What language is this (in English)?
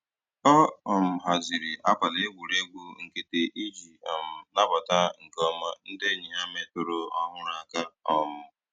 Igbo